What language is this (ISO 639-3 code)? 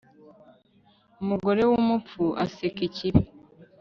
kin